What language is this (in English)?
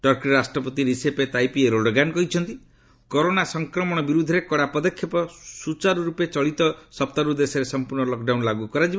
Odia